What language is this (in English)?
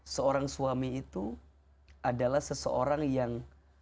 Indonesian